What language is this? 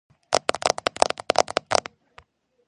Georgian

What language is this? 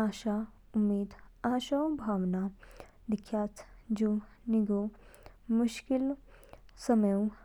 Kinnauri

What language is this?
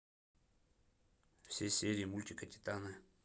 Russian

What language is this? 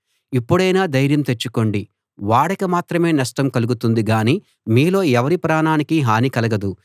Telugu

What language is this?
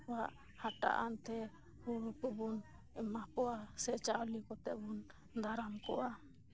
Santali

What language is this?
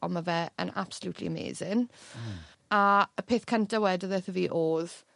Welsh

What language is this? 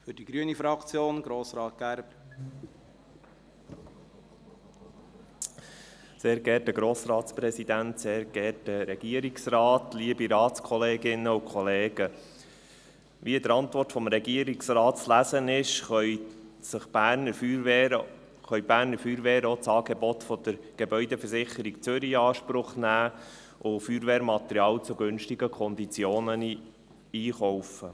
Swiss German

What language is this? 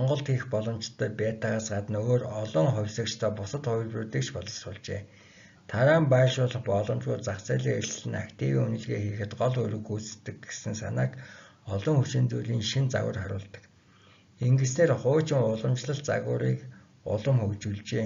Turkish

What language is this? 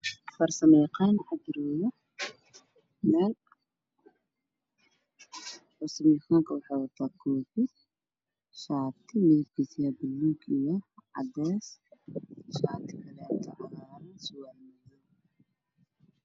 Somali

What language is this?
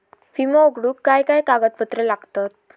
Marathi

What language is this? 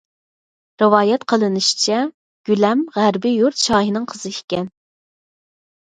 Uyghur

